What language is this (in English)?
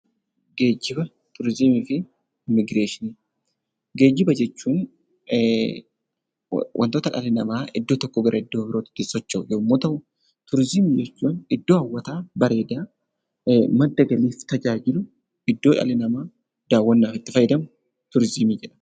Oromo